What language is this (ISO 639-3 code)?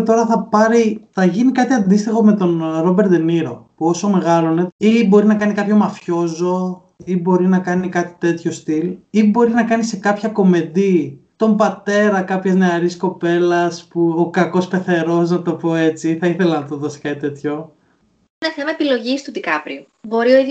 ell